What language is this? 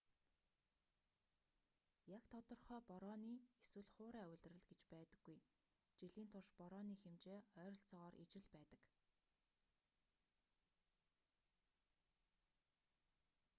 Mongolian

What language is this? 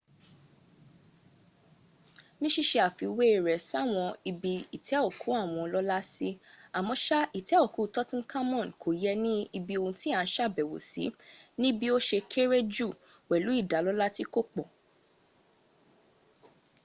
Yoruba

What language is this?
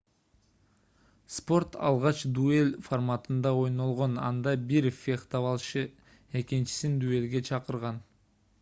Kyrgyz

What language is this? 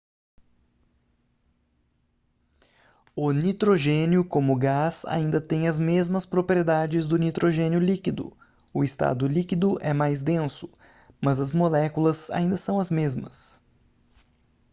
Portuguese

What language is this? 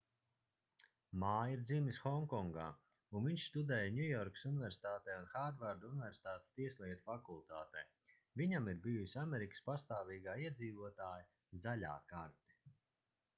Latvian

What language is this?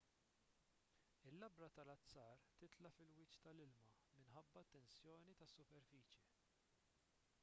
Maltese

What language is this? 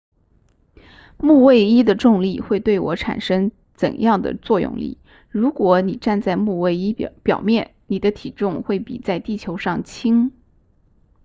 Chinese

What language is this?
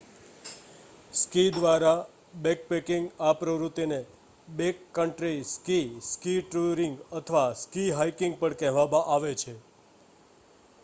Gujarati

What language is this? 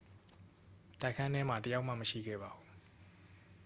Burmese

